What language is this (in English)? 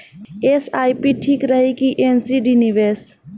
Bhojpuri